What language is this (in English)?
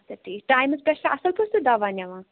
Kashmiri